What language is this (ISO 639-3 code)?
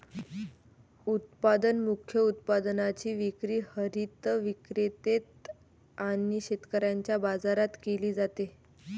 mar